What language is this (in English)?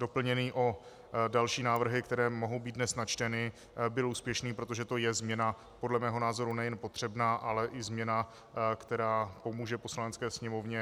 Czech